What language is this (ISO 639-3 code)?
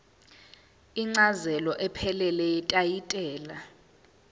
zul